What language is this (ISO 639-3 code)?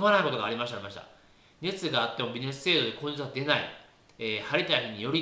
jpn